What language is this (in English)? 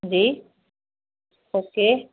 Sindhi